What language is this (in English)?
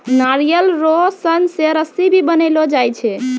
Maithili